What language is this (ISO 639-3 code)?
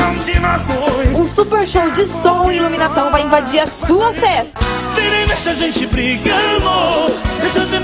por